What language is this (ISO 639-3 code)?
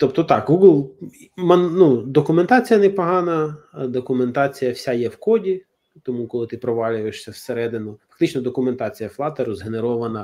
ukr